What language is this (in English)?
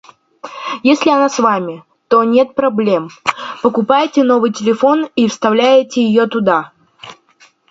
Russian